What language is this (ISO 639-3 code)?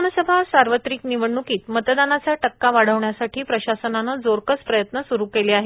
mar